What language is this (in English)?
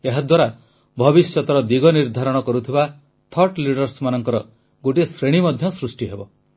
Odia